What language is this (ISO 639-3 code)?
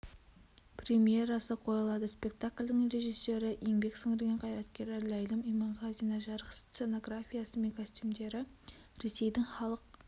kaz